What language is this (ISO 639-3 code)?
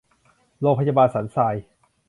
tha